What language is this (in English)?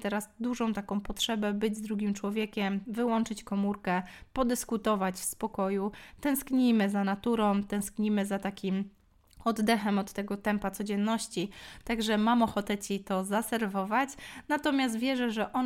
Polish